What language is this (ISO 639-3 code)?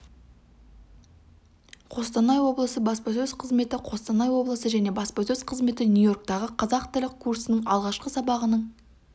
kaz